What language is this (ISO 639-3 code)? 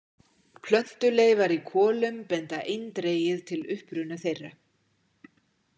isl